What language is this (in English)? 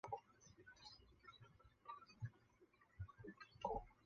Chinese